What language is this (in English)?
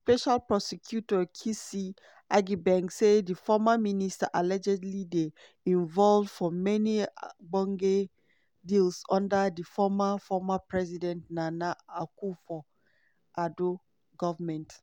Nigerian Pidgin